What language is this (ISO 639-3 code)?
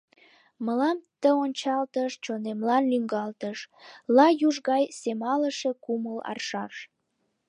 chm